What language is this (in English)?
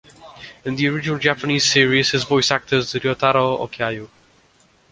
English